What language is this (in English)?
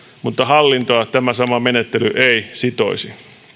Finnish